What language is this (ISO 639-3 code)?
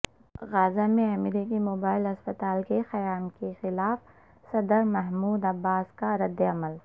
urd